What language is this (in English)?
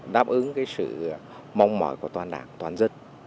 Vietnamese